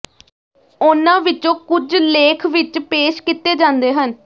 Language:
Punjabi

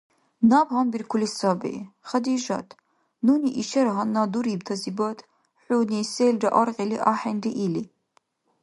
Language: Dargwa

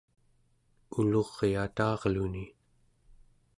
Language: Central Yupik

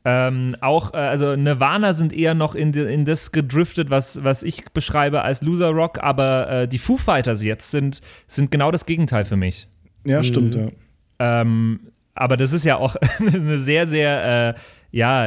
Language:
German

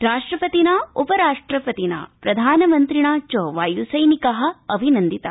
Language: Sanskrit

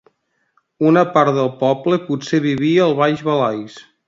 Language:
Catalan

